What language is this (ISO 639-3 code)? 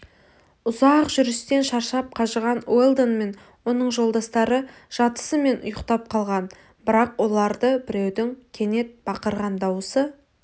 kaz